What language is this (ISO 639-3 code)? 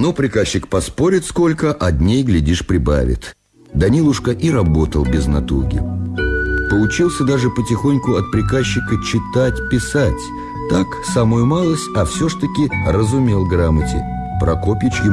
rus